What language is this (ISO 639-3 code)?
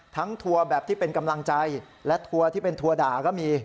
tha